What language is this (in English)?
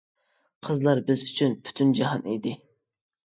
Uyghur